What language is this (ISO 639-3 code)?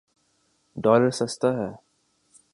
urd